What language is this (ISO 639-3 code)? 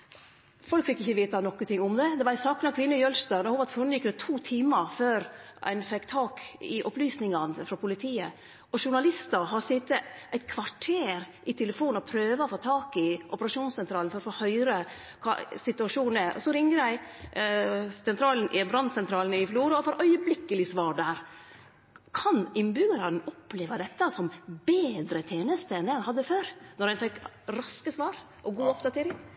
nno